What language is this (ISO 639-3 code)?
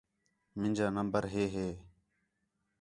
xhe